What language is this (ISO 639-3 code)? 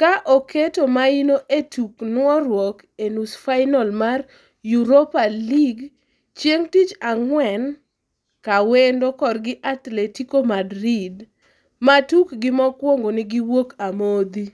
luo